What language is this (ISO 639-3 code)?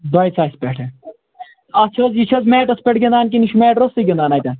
kas